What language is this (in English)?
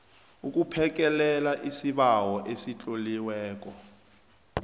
South Ndebele